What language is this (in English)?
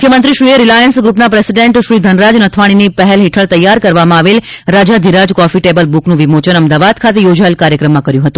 Gujarati